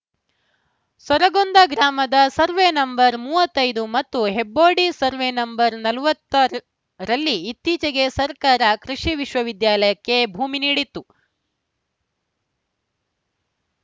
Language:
Kannada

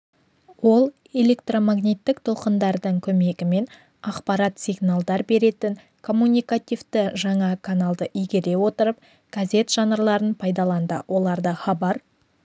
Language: Kazakh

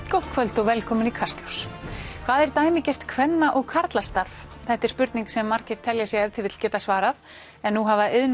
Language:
Icelandic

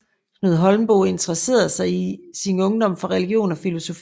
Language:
Danish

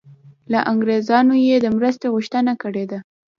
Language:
Pashto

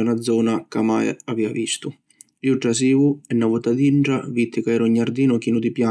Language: Sicilian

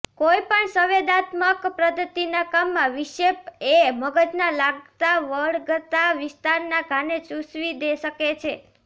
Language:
Gujarati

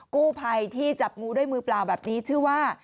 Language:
Thai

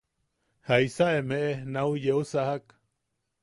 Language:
Yaqui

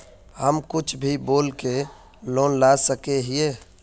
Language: Magahi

